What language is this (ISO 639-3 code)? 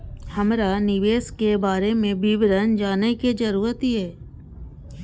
mai